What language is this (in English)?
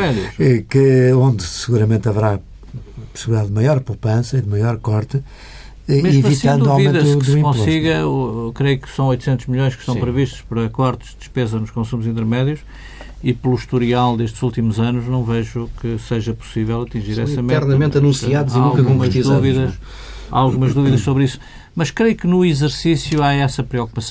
Portuguese